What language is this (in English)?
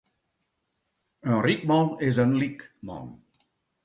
Western Frisian